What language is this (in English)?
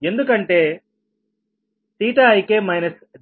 Telugu